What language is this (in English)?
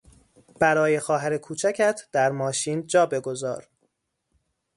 Persian